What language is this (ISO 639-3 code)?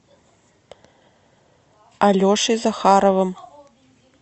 rus